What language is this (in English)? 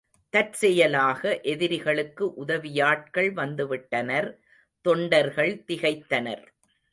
Tamil